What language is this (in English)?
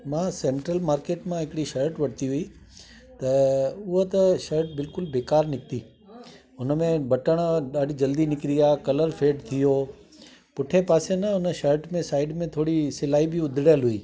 Sindhi